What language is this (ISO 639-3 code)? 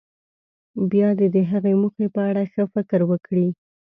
pus